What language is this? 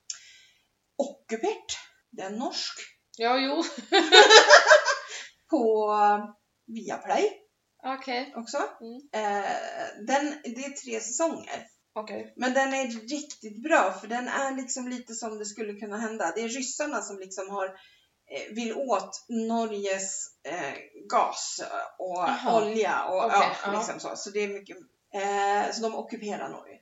Swedish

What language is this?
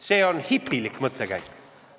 Estonian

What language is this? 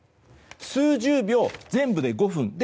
Japanese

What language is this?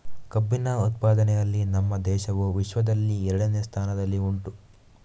Kannada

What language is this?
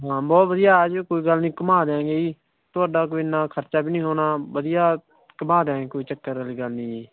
Punjabi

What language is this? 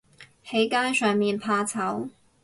Cantonese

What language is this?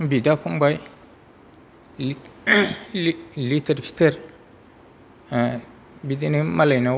Bodo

